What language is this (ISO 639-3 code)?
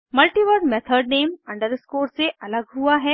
hin